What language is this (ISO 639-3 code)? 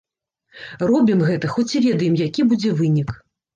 bel